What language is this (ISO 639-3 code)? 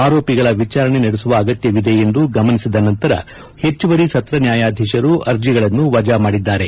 kan